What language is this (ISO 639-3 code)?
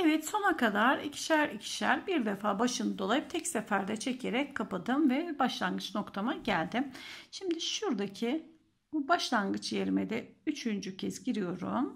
tur